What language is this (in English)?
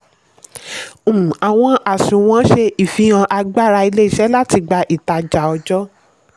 Yoruba